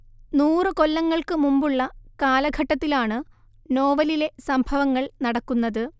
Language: Malayalam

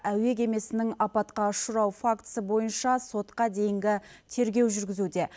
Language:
Kazakh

